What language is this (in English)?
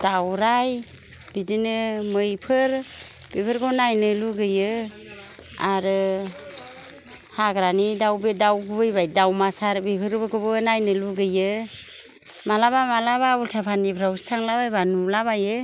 Bodo